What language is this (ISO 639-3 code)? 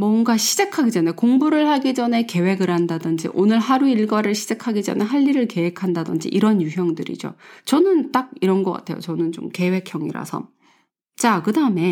kor